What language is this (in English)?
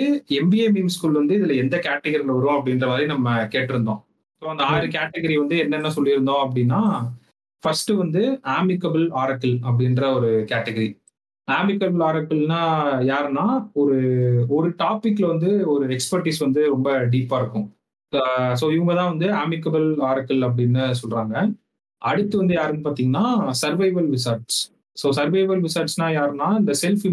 Tamil